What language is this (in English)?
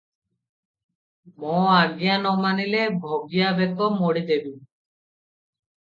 Odia